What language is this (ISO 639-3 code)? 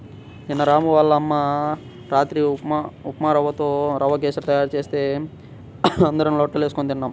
tel